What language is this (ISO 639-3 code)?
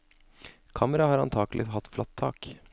nor